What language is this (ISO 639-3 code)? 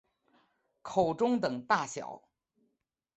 zho